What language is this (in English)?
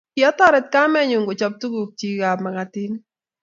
Kalenjin